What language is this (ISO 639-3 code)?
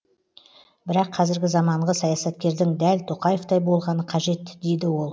kaz